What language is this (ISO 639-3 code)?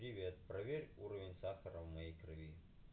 rus